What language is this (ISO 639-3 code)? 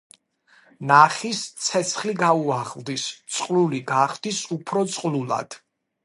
kat